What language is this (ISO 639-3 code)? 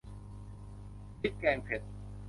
tha